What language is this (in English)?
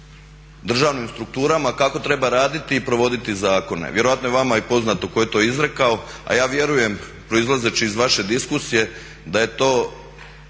Croatian